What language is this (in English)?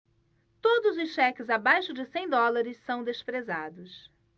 Portuguese